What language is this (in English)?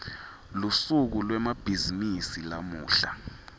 Swati